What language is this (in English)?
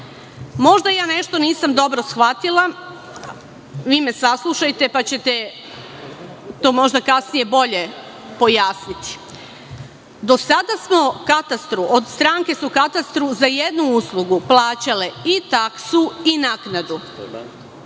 Serbian